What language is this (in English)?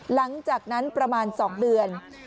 Thai